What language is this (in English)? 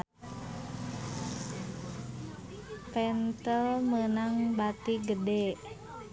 Sundanese